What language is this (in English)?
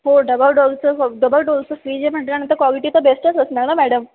Marathi